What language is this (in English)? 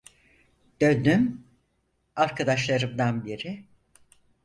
Turkish